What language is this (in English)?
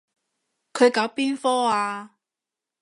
Cantonese